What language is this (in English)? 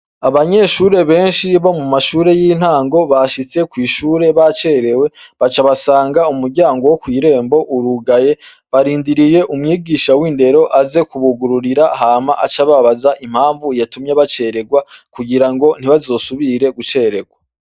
Rundi